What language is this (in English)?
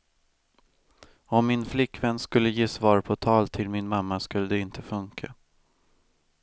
Swedish